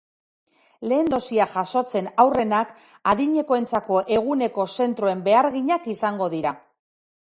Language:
Basque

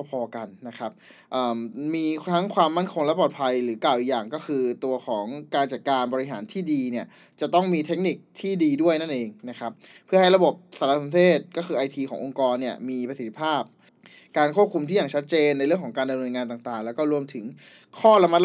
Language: Thai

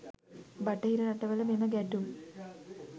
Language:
Sinhala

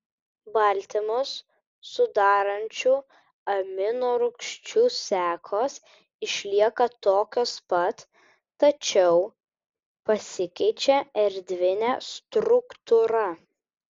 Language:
Lithuanian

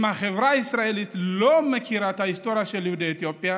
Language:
Hebrew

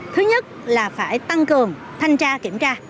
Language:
Vietnamese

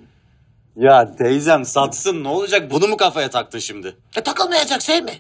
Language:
Turkish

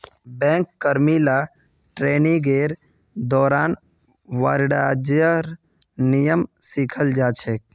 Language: Magahi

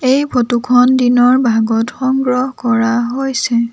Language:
Assamese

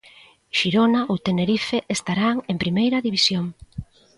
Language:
Galician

